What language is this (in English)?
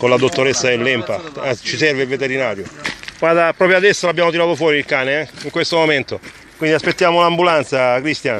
Italian